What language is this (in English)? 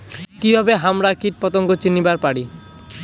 Bangla